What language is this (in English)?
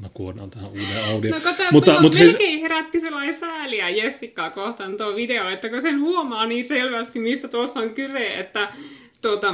Finnish